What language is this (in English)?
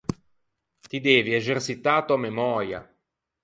Ligurian